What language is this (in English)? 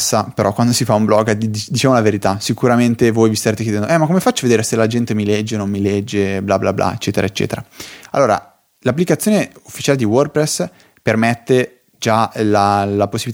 Italian